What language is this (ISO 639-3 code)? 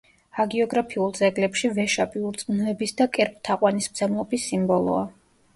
kat